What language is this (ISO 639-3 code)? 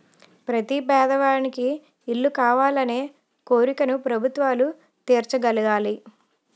tel